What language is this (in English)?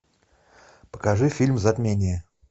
Russian